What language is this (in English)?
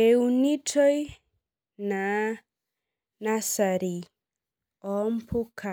Masai